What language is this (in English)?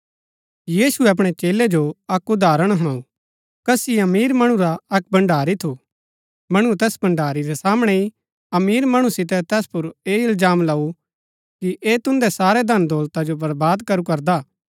Gaddi